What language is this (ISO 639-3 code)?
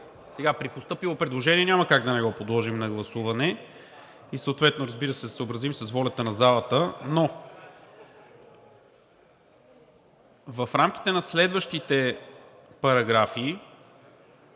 bul